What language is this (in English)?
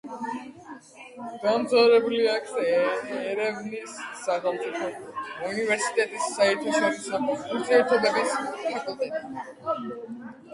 Georgian